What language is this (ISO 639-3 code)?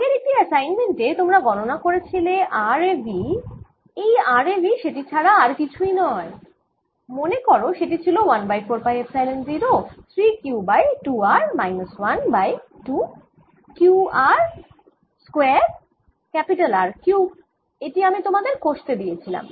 ben